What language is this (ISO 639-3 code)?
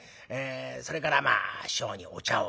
jpn